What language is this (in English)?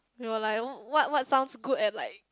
English